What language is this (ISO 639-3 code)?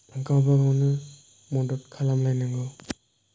brx